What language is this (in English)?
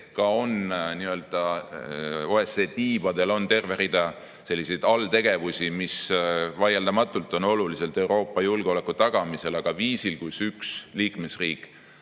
Estonian